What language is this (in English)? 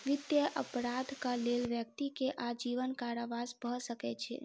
Maithili